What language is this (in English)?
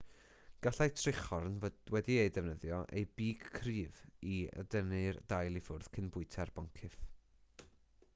Welsh